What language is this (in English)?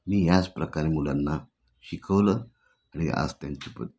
Marathi